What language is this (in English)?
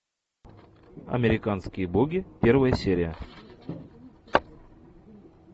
Russian